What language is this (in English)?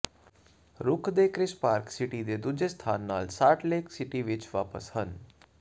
Punjabi